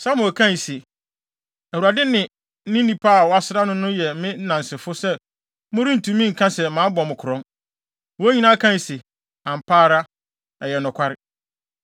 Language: Akan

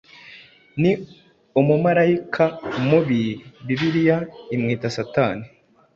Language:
Kinyarwanda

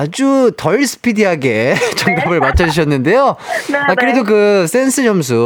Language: Korean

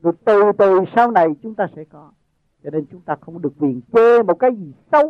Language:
Vietnamese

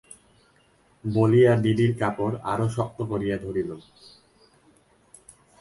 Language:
Bangla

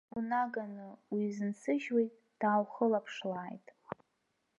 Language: Abkhazian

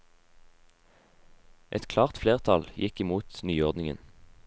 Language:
Norwegian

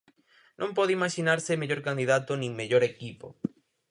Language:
Galician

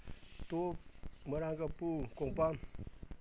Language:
Manipuri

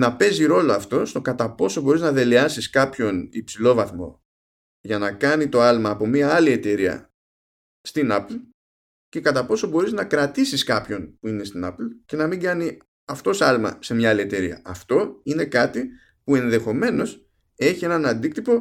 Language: Greek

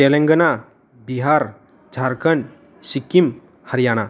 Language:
Bodo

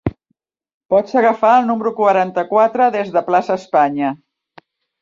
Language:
Catalan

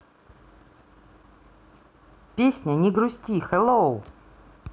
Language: Russian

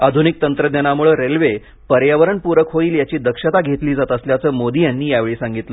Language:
Marathi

